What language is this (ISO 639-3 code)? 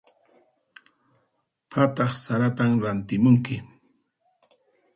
qxp